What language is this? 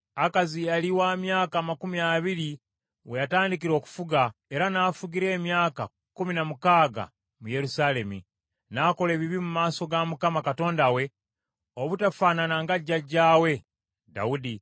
Ganda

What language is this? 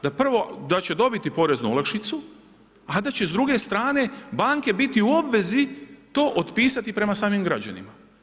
Croatian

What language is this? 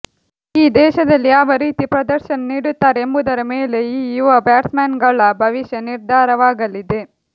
Kannada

